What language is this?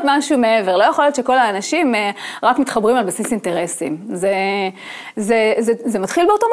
Hebrew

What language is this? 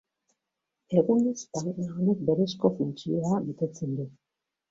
Basque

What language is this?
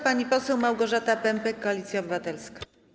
Polish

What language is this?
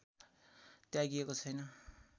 Nepali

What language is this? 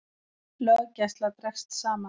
Icelandic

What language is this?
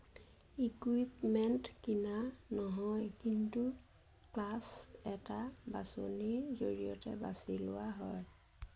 Assamese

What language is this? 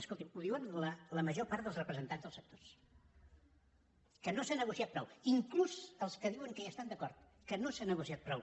Catalan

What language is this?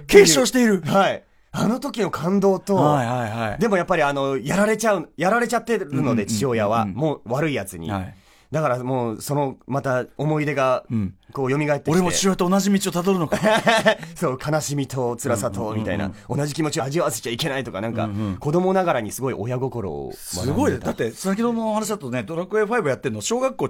Japanese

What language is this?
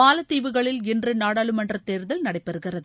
Tamil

